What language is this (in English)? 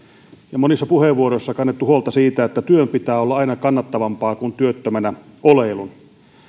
Finnish